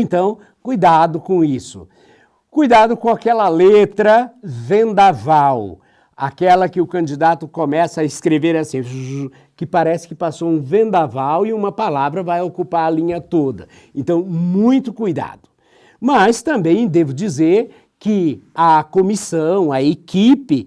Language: Portuguese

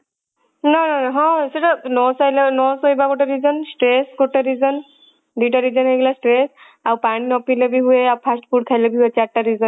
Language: Odia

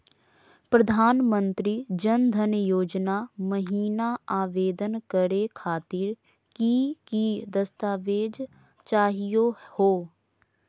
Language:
Magahi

